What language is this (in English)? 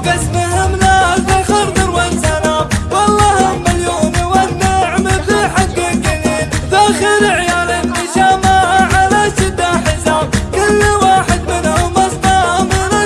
Arabic